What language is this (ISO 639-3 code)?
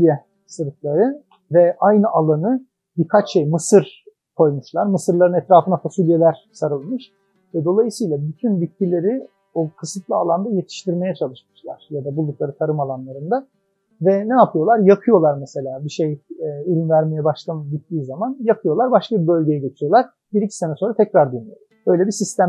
tur